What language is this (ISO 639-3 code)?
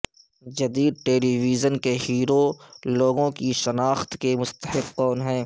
urd